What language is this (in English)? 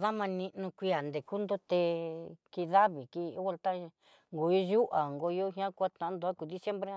Southeastern Nochixtlán Mixtec